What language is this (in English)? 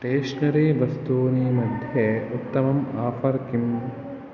Sanskrit